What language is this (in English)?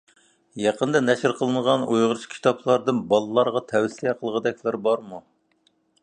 Uyghur